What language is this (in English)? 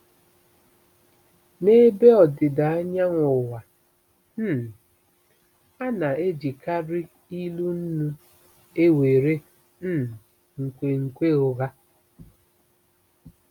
Igbo